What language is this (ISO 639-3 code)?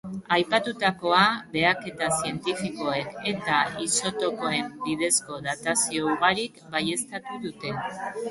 eus